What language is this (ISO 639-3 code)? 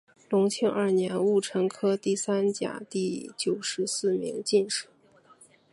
zho